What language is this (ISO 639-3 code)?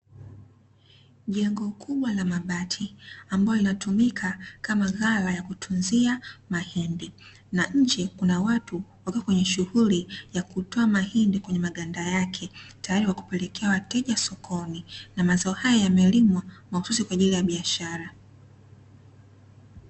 swa